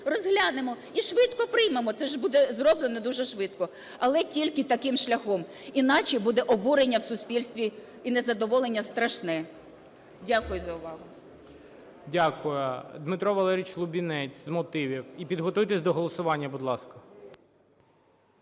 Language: Ukrainian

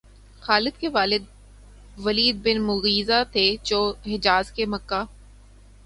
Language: Urdu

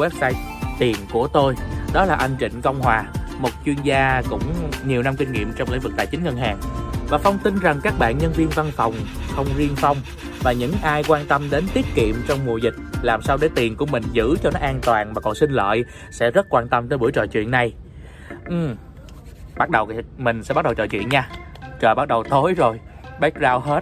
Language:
Vietnamese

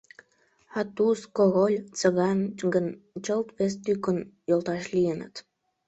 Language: Mari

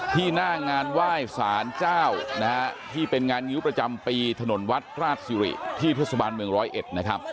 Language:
Thai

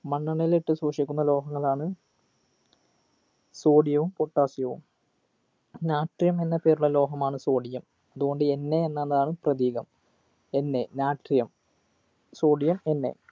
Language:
Malayalam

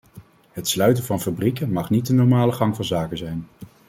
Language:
Dutch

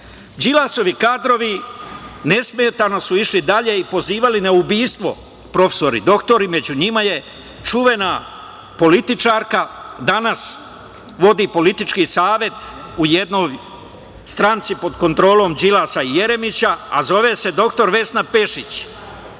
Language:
Serbian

